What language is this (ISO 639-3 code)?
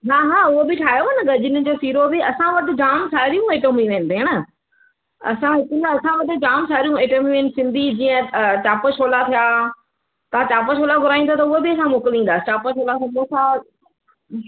snd